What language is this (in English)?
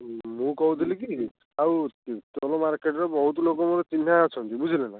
Odia